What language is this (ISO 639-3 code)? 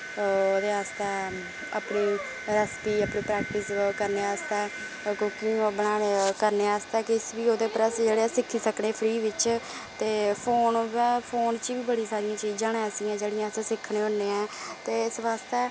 doi